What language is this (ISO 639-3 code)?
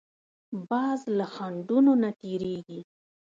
pus